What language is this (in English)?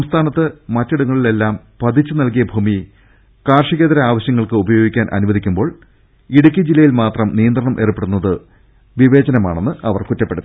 Malayalam